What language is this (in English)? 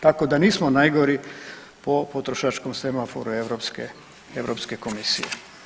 Croatian